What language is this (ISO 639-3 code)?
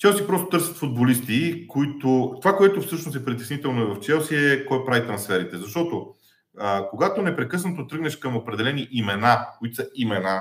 bul